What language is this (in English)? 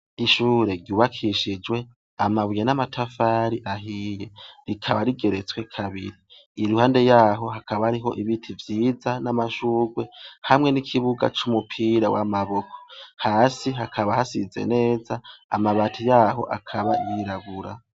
Rundi